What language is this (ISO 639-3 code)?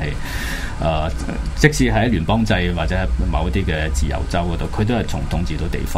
zho